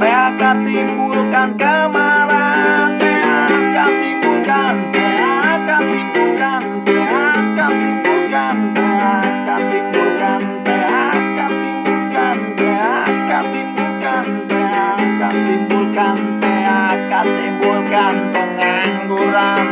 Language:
Indonesian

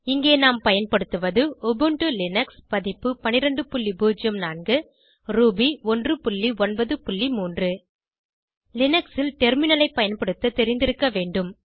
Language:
Tamil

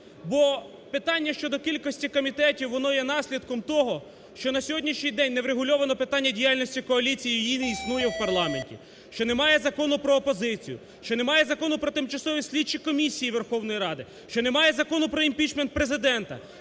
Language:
Ukrainian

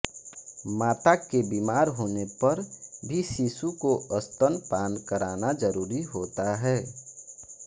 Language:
Hindi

